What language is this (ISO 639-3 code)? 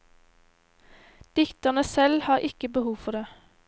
nor